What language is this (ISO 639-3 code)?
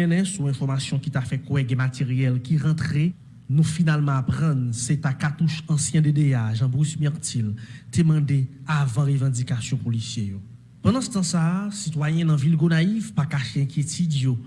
fra